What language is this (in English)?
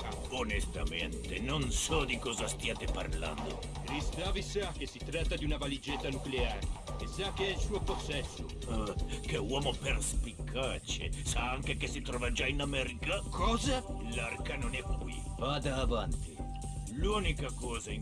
Italian